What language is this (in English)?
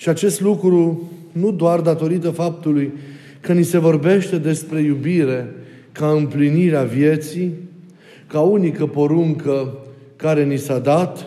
Romanian